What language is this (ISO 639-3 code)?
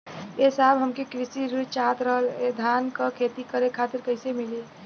bho